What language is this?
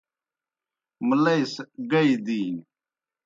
Kohistani Shina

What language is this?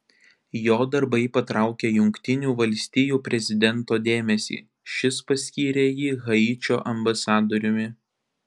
Lithuanian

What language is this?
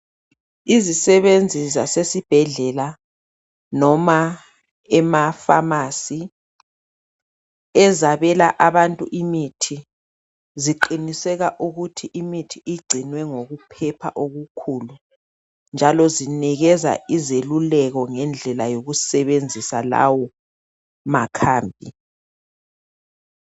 North Ndebele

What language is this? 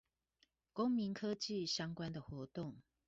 Chinese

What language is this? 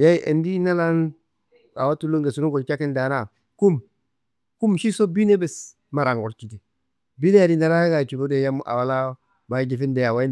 Kanembu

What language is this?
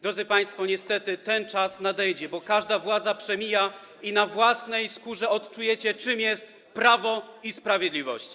Polish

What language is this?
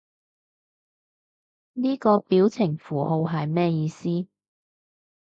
Cantonese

